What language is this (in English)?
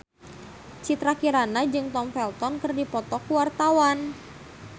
Sundanese